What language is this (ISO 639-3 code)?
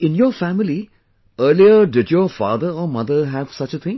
eng